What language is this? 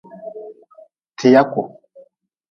Nawdm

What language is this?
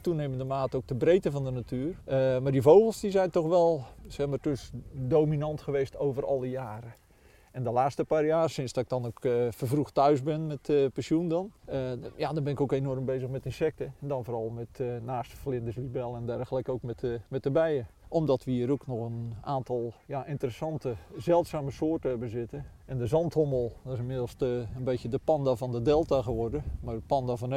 Dutch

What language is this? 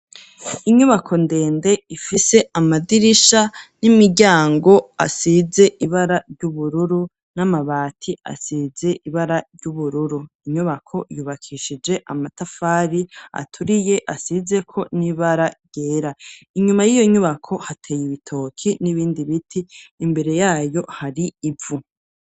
Rundi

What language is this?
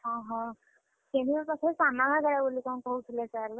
Odia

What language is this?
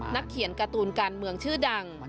Thai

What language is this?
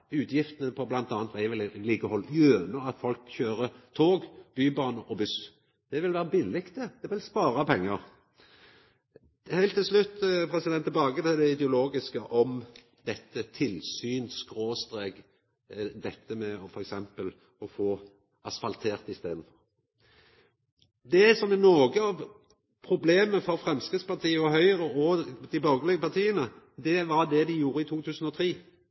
Norwegian Nynorsk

